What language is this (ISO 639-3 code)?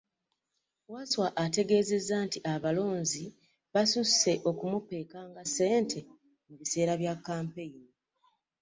lug